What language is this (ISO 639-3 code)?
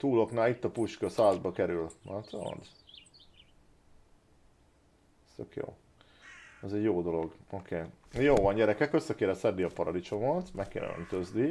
hun